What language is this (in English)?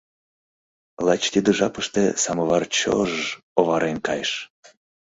Mari